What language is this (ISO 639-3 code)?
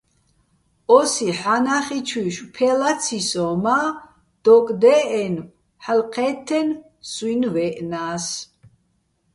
bbl